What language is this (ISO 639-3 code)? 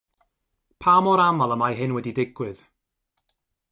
cym